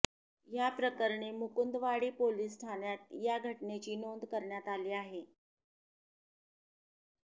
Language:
Marathi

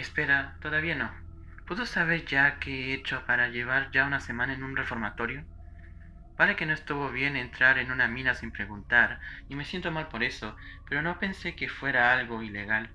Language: Spanish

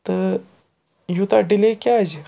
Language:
Kashmiri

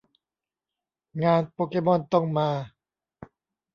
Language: Thai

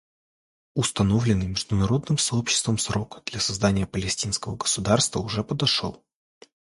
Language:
Russian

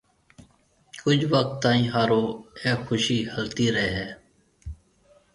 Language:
Marwari (Pakistan)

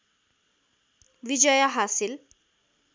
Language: Nepali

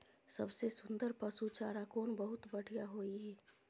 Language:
Maithili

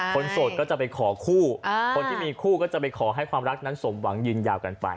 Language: Thai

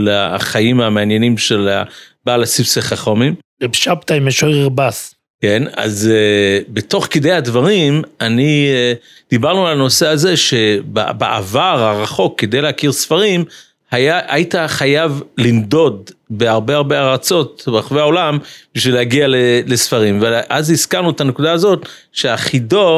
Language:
Hebrew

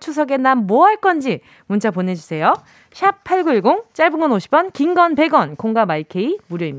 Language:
Korean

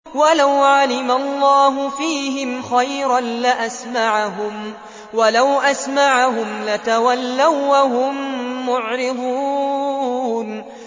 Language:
Arabic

